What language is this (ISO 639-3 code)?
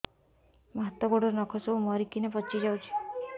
ori